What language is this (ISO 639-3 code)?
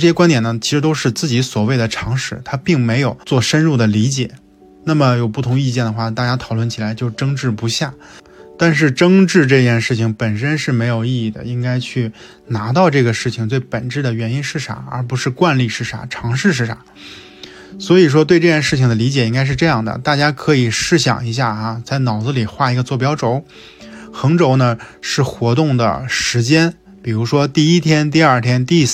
zho